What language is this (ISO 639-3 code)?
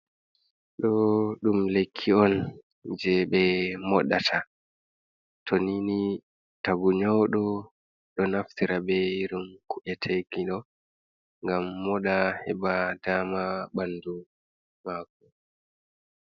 ful